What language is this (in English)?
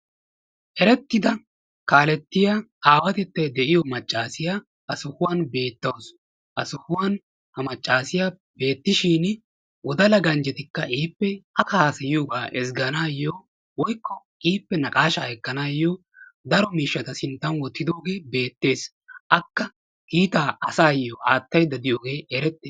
Wolaytta